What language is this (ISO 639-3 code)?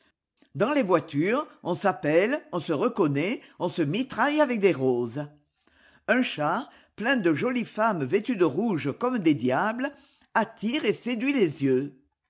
fra